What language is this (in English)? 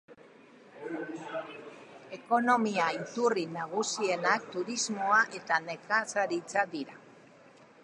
Basque